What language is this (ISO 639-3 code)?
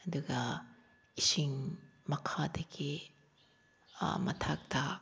mni